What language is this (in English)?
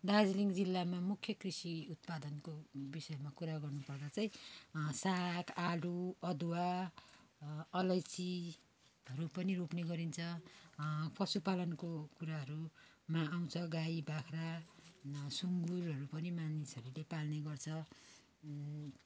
Nepali